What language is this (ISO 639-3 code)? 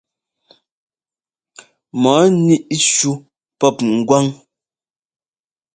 jgo